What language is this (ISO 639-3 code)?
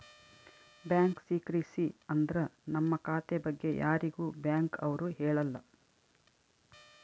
kan